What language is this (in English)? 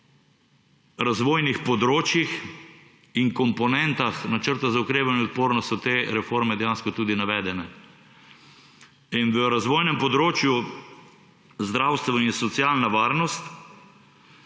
Slovenian